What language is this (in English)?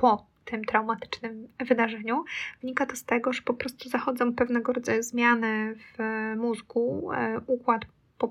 Polish